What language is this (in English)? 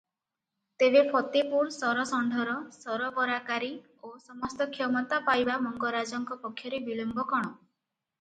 Odia